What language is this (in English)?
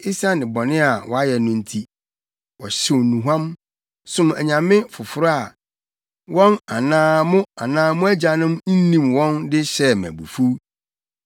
Akan